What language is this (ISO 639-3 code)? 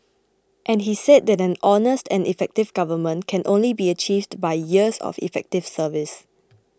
eng